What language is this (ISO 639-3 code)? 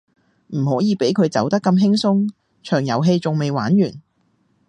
yue